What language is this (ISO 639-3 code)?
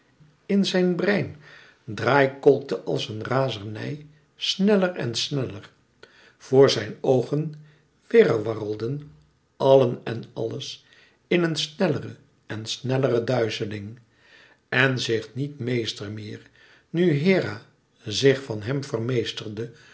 nld